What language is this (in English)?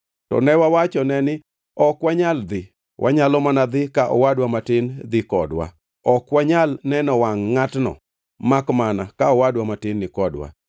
Luo (Kenya and Tanzania)